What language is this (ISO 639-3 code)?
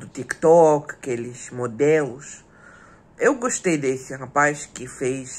por